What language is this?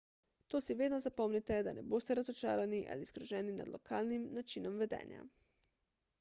Slovenian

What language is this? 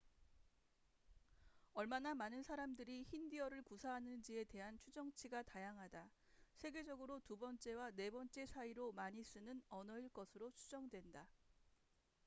Korean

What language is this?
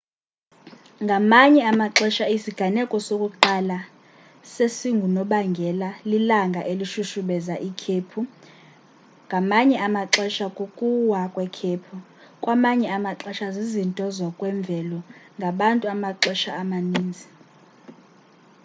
Xhosa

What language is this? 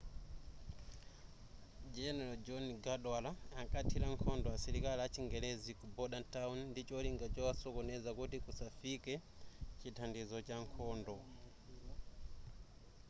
Nyanja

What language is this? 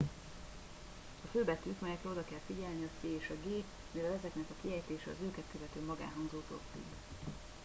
Hungarian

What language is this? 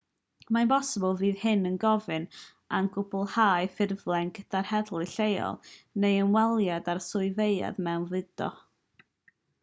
Welsh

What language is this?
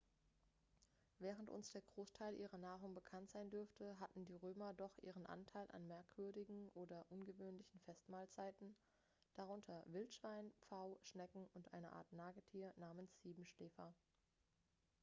German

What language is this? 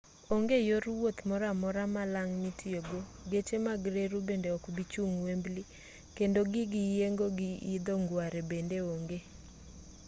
Luo (Kenya and Tanzania)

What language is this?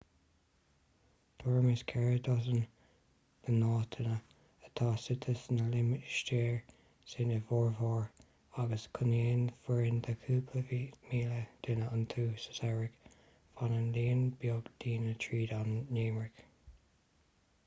Irish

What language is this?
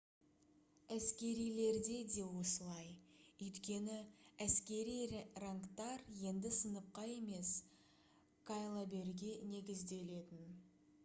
Kazakh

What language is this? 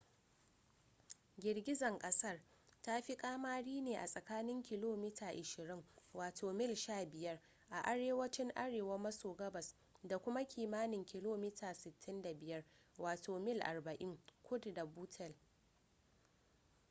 Hausa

